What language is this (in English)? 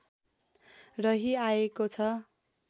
Nepali